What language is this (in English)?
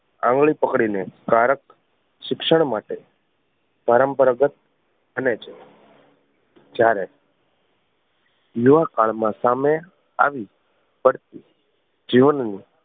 Gujarati